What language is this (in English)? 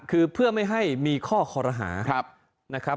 Thai